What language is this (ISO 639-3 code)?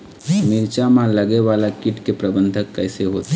hne